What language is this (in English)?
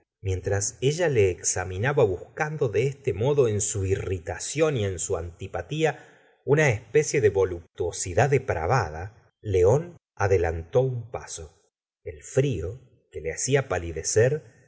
Spanish